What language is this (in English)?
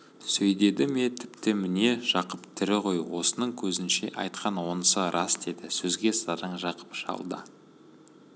Kazakh